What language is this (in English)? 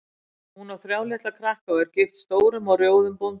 Icelandic